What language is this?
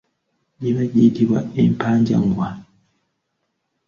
Ganda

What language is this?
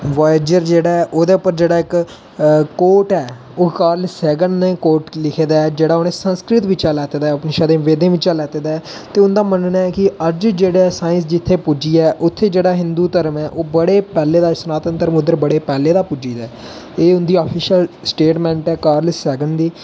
Dogri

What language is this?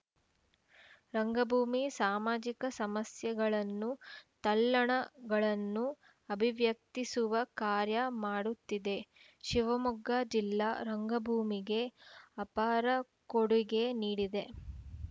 Kannada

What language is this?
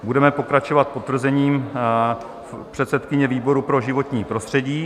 Czech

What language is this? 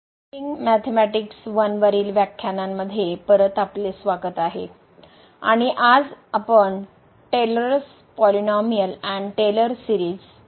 Marathi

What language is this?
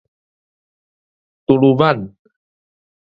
Min Nan Chinese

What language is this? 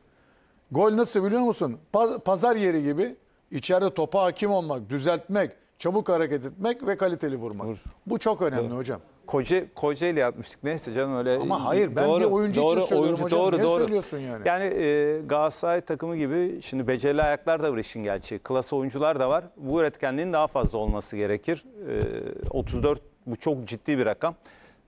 Turkish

